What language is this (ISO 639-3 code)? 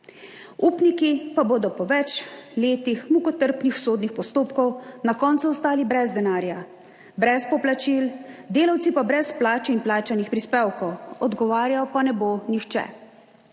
slv